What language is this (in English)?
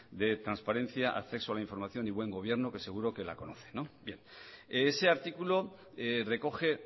Spanish